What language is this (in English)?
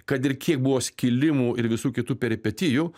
Lithuanian